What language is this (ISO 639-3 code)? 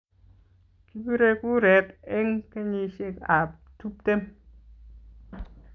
kln